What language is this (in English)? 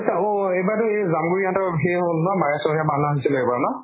Assamese